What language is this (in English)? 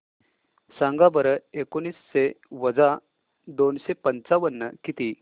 Marathi